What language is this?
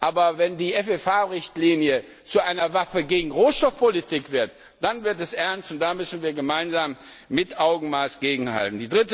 German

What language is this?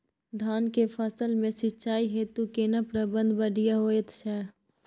Maithili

